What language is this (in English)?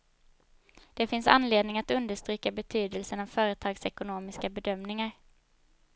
Swedish